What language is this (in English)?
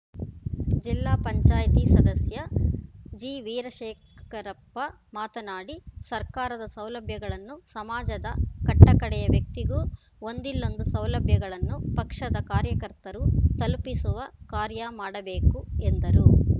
Kannada